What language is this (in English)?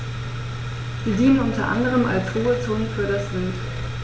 German